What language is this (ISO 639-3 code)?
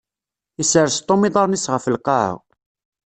kab